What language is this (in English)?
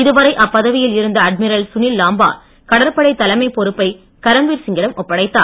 Tamil